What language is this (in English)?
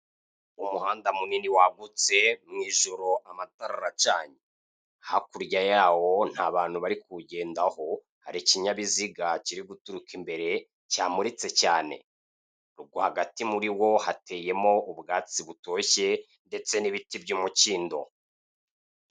Kinyarwanda